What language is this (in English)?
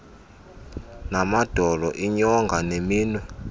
Xhosa